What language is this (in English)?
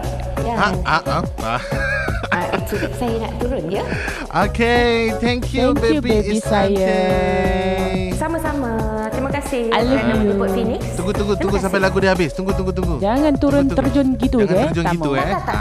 Malay